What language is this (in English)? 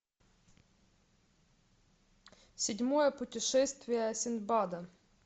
Russian